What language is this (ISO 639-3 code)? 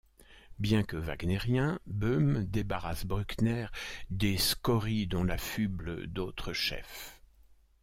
fra